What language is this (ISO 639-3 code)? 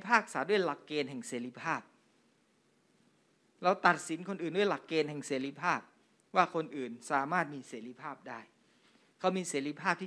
tha